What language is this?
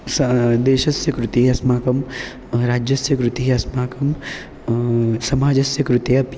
Sanskrit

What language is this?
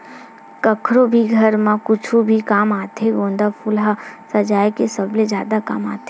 Chhattisgarhi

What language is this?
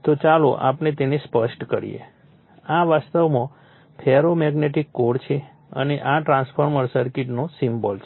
Gujarati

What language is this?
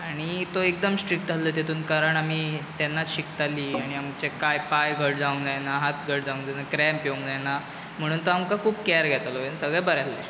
Konkani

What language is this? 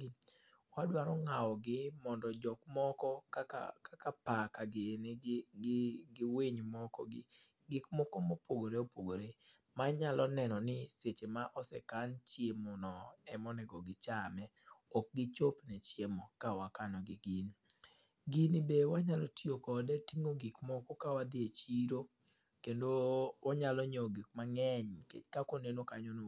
Luo (Kenya and Tanzania)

